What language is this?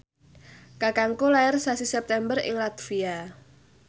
Javanese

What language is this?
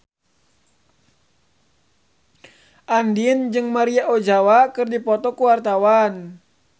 Sundanese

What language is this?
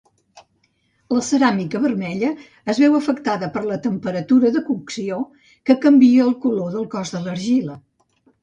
Catalan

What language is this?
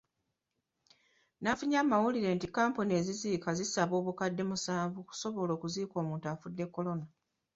Ganda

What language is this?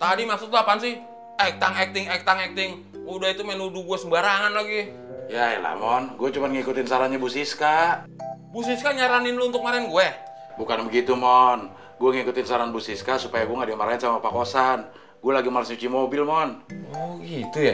Indonesian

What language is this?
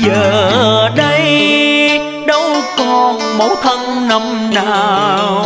Vietnamese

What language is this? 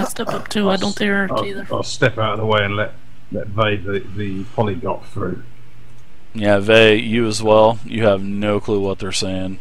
English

